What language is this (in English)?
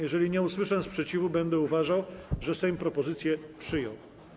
Polish